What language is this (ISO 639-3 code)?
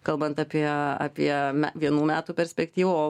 lit